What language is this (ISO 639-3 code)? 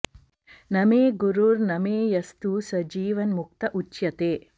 san